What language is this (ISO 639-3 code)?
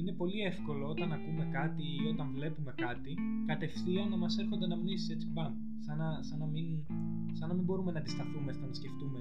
ell